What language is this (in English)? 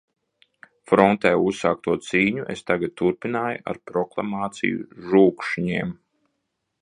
Latvian